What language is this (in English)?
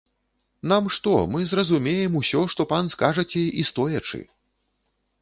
Belarusian